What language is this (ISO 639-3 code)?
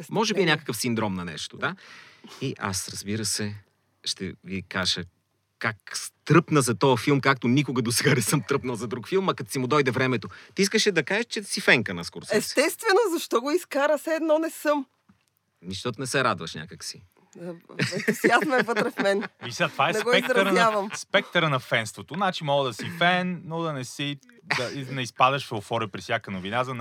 bul